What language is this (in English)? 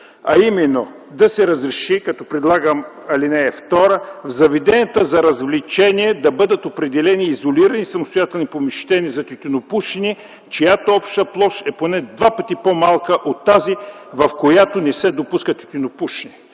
Bulgarian